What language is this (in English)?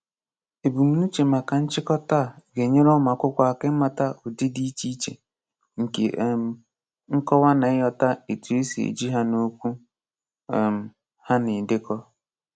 Igbo